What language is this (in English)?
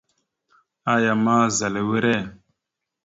Mada (Cameroon)